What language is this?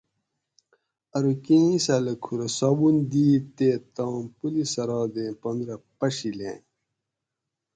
Gawri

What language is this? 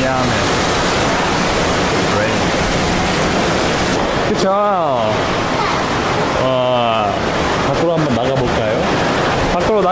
Spanish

